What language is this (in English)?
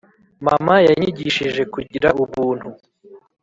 Kinyarwanda